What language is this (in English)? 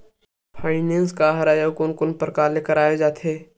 Chhattisgarhi